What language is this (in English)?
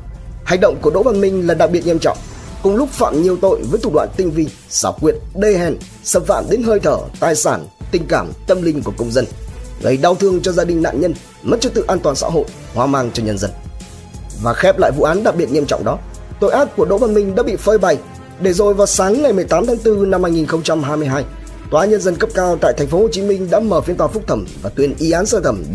Vietnamese